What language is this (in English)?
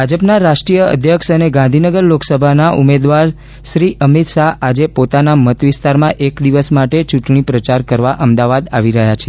Gujarati